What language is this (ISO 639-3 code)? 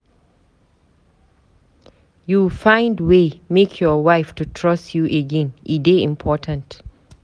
pcm